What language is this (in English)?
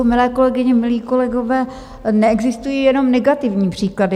Czech